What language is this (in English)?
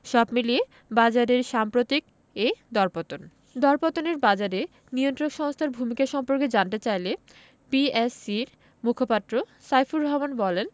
Bangla